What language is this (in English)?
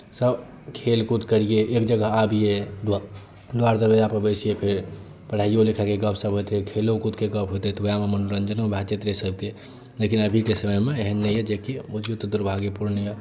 Maithili